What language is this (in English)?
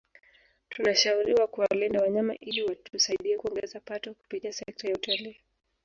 Swahili